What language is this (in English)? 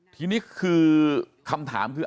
Thai